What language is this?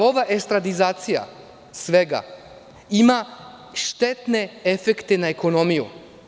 Serbian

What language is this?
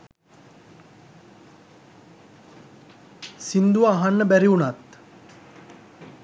Sinhala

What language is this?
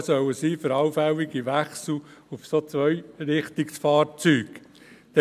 Swiss German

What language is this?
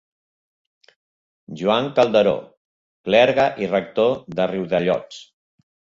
Catalan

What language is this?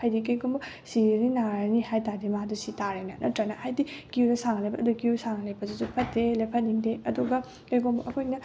Manipuri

